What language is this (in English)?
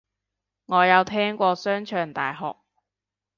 Cantonese